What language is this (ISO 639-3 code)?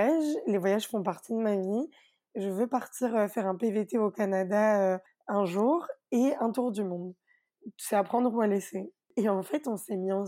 fra